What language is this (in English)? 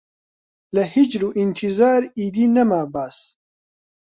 Central Kurdish